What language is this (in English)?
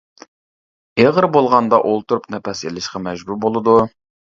Uyghur